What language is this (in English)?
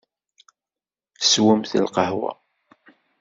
Kabyle